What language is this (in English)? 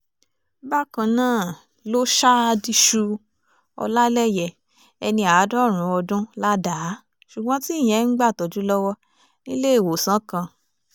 Yoruba